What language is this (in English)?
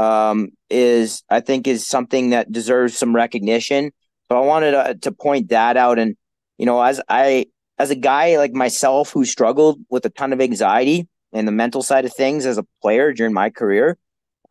English